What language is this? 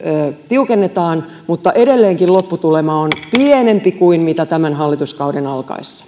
Finnish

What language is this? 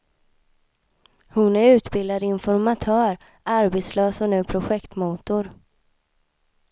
Swedish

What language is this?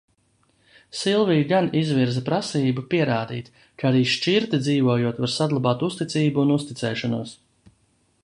Latvian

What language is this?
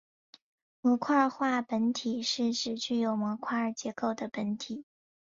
Chinese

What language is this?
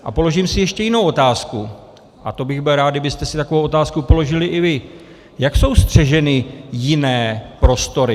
Czech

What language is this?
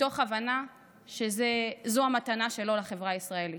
Hebrew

